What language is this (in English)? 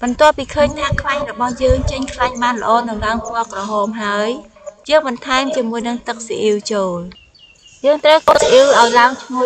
Vietnamese